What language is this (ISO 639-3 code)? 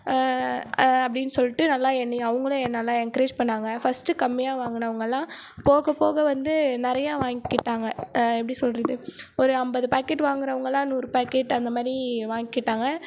tam